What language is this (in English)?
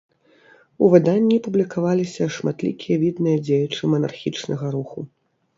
Belarusian